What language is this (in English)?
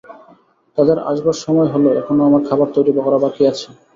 Bangla